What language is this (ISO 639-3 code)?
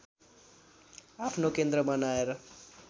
nep